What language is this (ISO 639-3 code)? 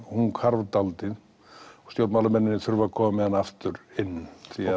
isl